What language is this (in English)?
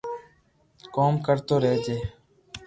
Loarki